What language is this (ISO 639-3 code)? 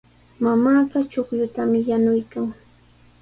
qws